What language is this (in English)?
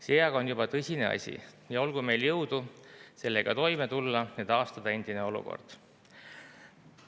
Estonian